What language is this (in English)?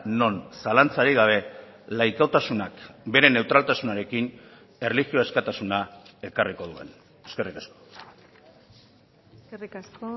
Basque